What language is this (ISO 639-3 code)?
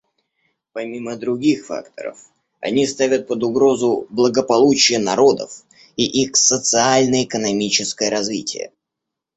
rus